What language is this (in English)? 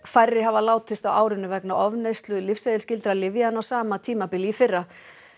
Icelandic